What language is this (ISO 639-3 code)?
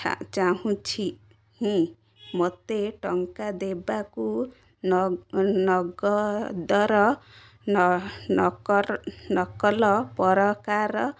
ori